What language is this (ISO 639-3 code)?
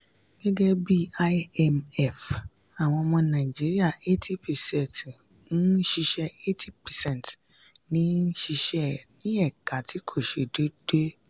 yor